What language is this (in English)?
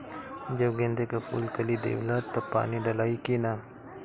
Bhojpuri